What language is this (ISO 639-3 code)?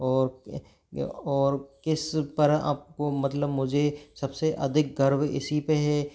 hin